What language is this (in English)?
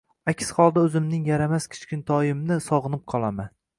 Uzbek